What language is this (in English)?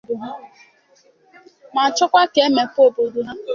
Igbo